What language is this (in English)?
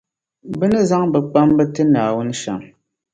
Dagbani